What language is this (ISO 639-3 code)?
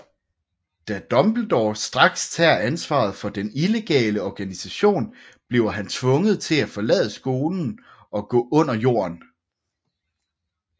dan